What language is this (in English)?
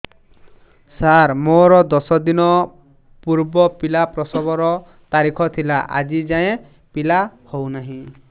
Odia